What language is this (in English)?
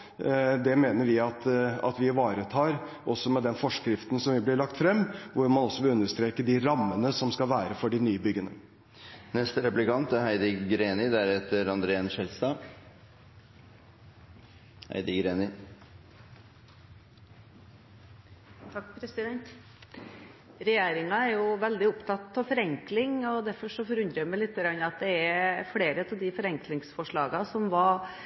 Norwegian Bokmål